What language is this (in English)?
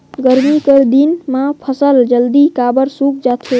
Chhattisgarhi